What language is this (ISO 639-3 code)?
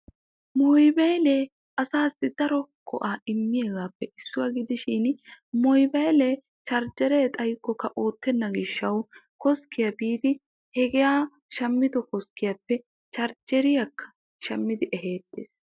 wal